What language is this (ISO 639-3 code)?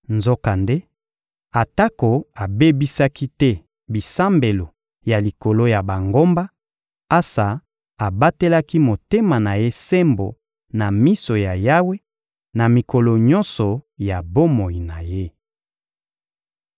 lin